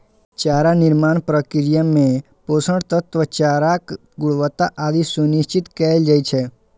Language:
Maithili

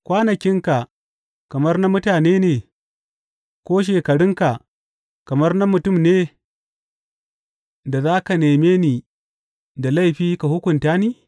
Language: Hausa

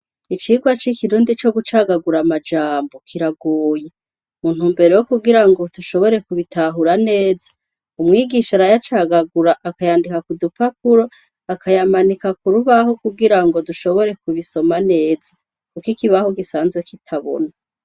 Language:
Rundi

